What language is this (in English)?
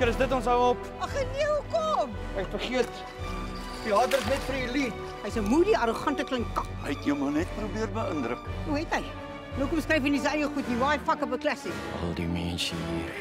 Dutch